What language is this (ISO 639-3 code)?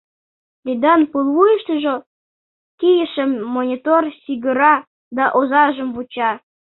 chm